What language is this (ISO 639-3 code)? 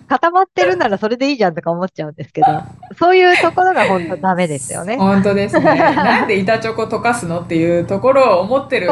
jpn